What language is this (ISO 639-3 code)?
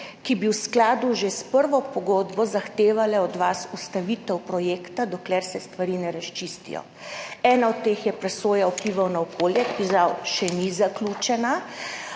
slv